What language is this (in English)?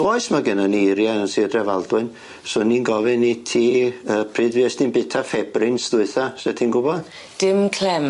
Welsh